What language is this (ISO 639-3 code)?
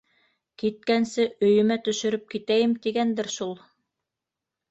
bak